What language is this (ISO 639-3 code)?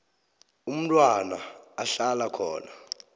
nbl